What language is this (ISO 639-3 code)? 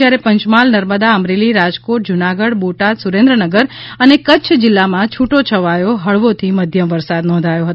guj